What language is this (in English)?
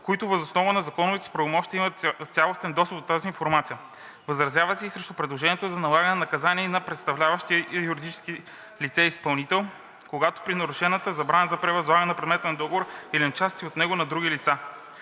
Bulgarian